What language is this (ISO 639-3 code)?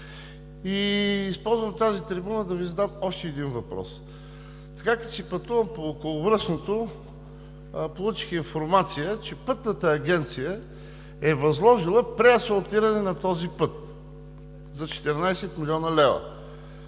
bul